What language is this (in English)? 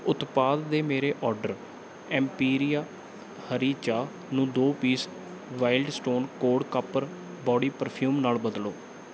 Punjabi